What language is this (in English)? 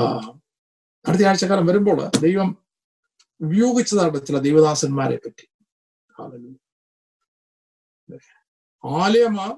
Malayalam